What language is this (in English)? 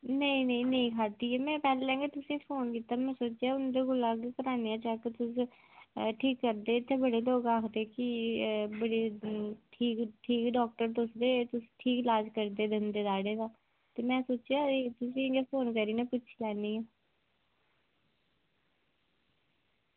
Dogri